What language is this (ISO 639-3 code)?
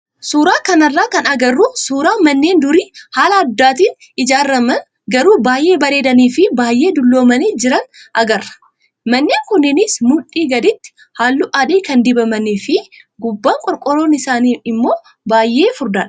orm